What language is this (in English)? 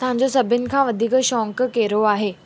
Sindhi